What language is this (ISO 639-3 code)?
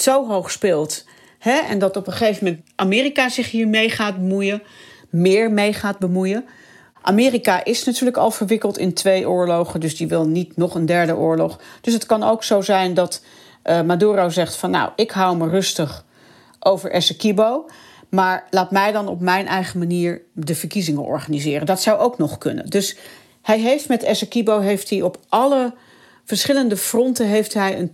nld